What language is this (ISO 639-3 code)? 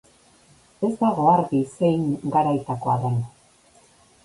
eus